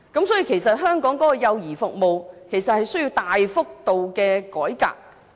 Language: Cantonese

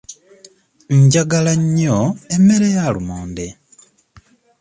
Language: Ganda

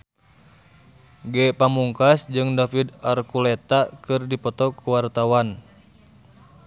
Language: Sundanese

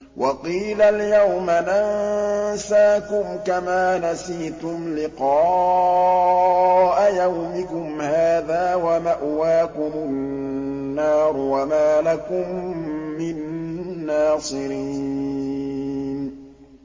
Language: Arabic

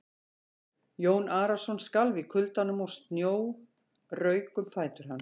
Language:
Icelandic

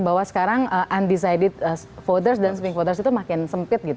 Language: Indonesian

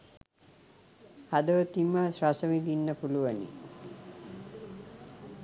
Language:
Sinhala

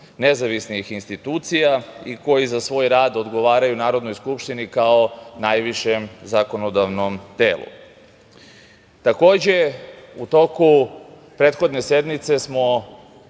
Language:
Serbian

